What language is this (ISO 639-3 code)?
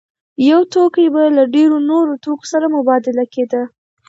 pus